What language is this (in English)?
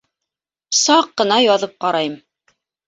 Bashkir